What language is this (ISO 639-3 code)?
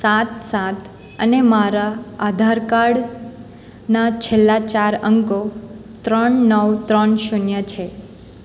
guj